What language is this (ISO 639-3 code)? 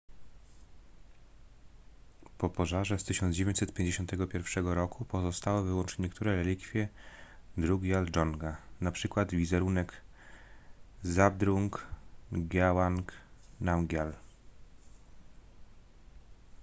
pol